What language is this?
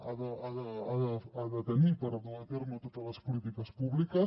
Catalan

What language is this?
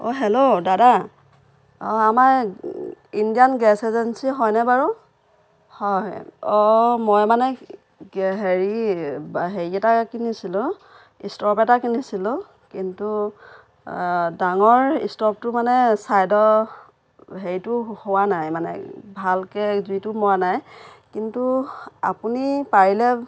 Assamese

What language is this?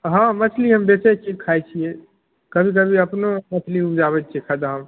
Maithili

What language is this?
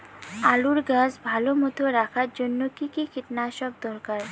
Bangla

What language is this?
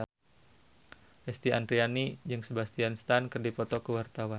Sundanese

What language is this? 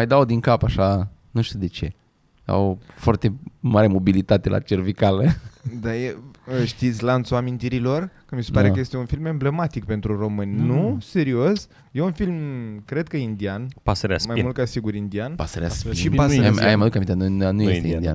Romanian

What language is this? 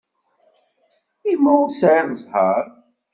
Kabyle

